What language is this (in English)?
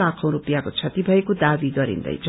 Nepali